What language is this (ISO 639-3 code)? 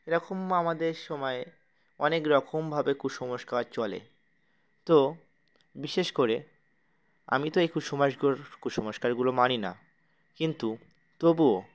ben